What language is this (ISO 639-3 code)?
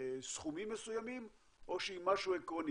heb